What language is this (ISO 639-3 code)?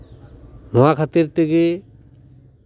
sat